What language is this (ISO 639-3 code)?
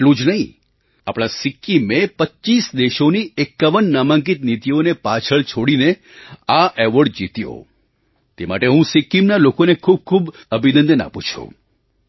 guj